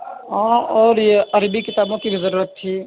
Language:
Urdu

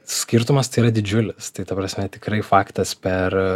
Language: Lithuanian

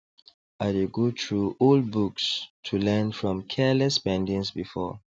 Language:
Nigerian Pidgin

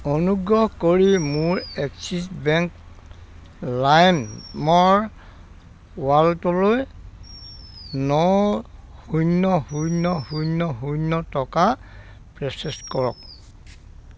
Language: Assamese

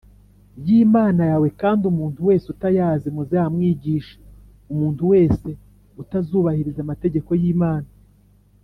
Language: Kinyarwanda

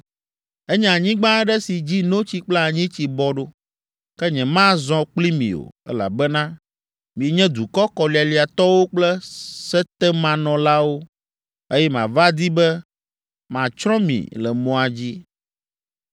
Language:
Ewe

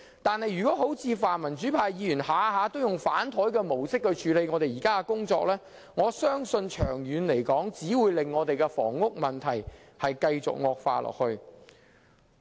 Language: Cantonese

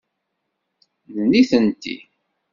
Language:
Kabyle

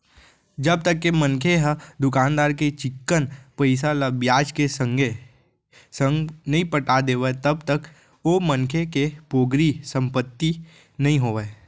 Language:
Chhattisgarhi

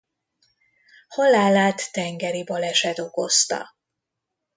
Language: Hungarian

